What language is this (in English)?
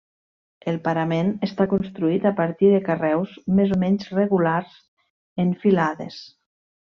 Catalan